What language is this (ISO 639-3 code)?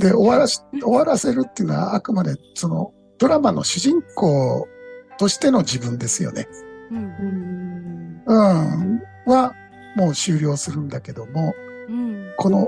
jpn